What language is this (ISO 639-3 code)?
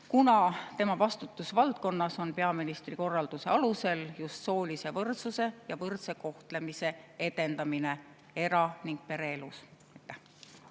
est